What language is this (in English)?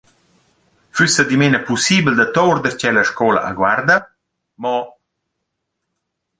Romansh